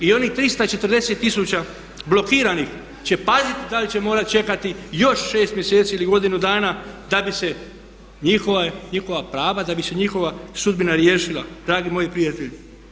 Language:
Croatian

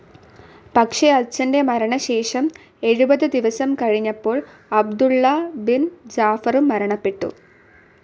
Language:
Malayalam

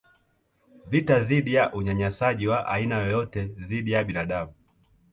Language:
Swahili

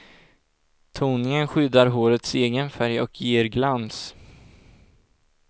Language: Swedish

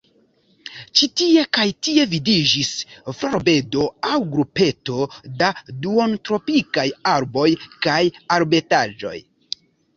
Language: Esperanto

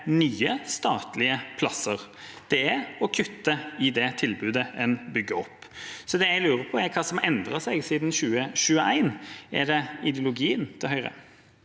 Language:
Norwegian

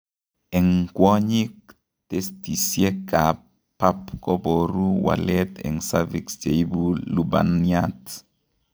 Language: Kalenjin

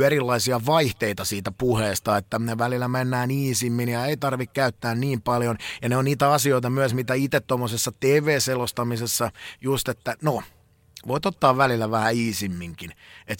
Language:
Finnish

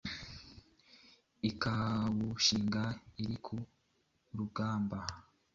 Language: Kinyarwanda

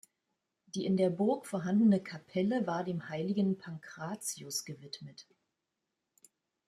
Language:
German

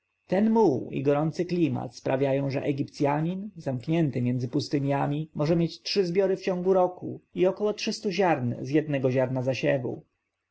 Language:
Polish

